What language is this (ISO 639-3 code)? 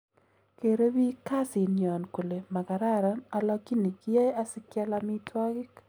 kln